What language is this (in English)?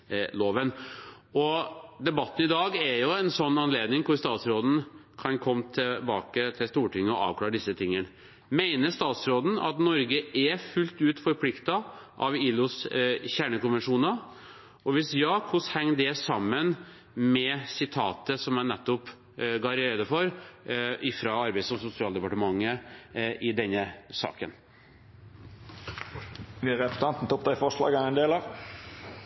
Norwegian Bokmål